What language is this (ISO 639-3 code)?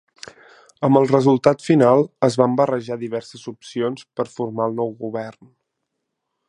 cat